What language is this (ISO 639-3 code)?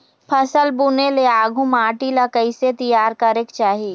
hne